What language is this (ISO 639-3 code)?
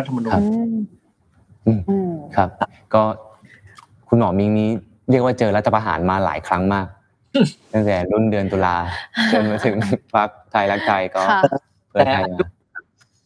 tha